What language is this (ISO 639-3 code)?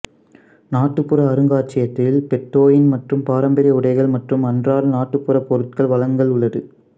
tam